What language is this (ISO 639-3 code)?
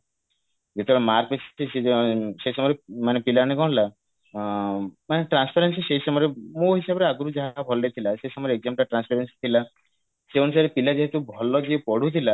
ori